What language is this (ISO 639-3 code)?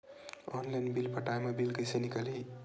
hne